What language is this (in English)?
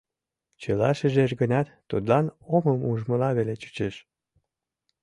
Mari